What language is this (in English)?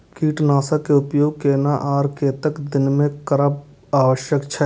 Maithili